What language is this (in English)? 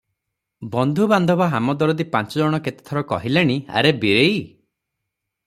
Odia